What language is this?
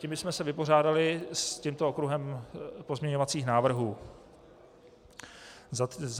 Czech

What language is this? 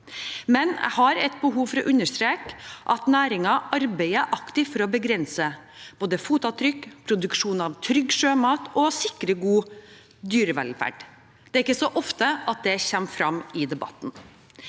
Norwegian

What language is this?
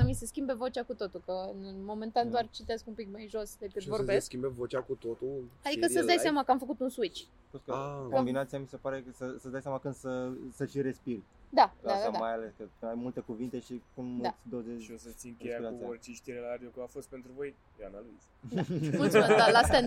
Romanian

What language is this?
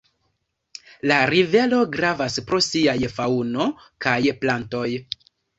Esperanto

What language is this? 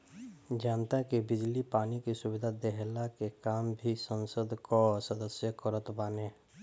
Bhojpuri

